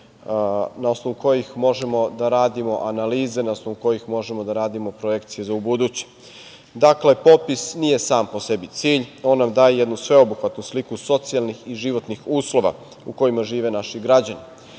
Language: Serbian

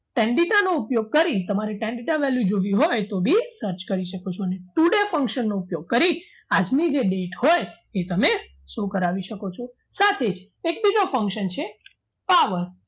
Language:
Gujarati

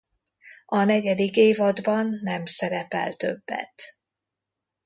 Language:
Hungarian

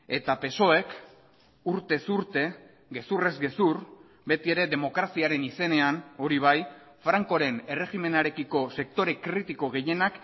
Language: Basque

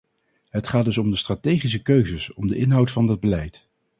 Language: Dutch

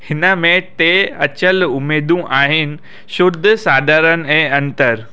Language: Sindhi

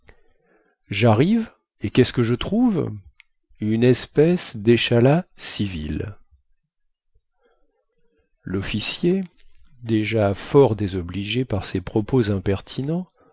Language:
French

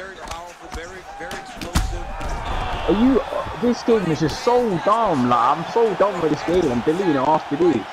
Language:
English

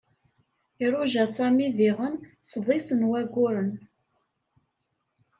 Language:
Kabyle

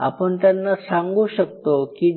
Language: Marathi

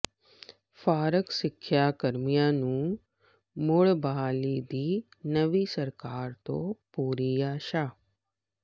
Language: Punjabi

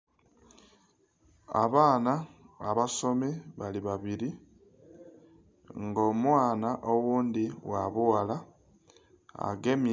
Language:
Soga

